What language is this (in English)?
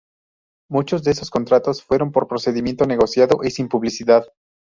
Spanish